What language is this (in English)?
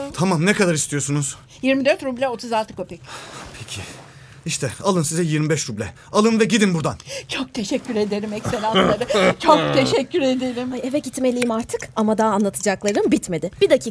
Turkish